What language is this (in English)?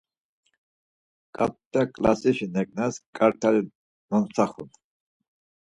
Laz